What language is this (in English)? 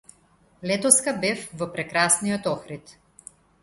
Macedonian